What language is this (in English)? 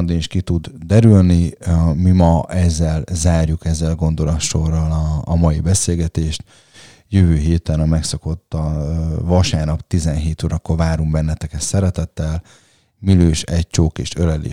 Hungarian